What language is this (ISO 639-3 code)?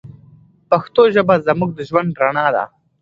pus